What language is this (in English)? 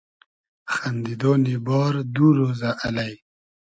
Hazaragi